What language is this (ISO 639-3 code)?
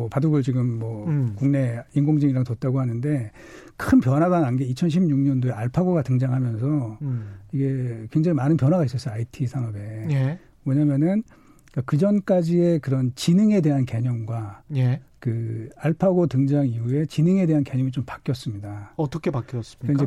kor